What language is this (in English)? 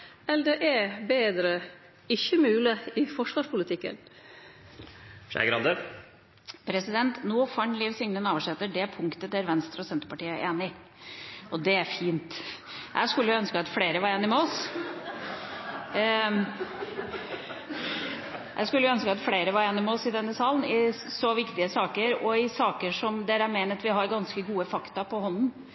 Norwegian